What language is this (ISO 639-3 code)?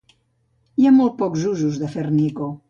cat